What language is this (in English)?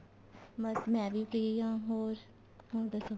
Punjabi